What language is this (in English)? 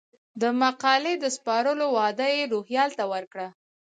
Pashto